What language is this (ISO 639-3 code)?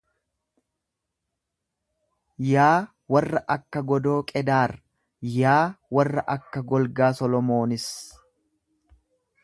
orm